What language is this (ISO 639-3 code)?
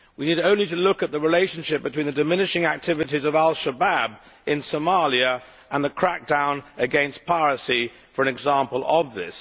eng